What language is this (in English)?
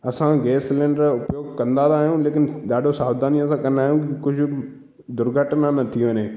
Sindhi